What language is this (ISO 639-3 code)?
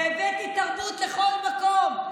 heb